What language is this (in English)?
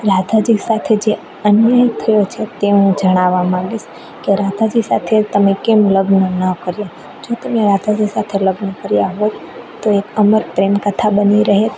Gujarati